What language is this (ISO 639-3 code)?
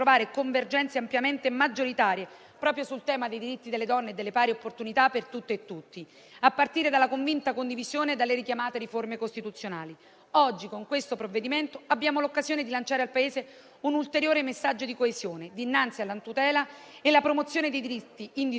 ita